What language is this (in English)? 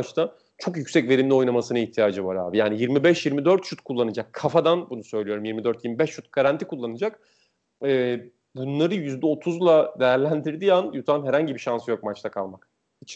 Turkish